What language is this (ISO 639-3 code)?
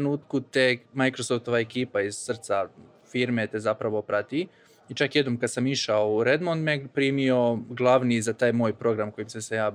hrv